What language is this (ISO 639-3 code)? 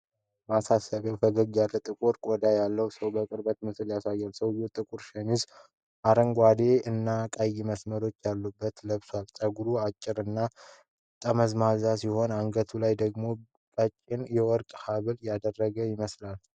amh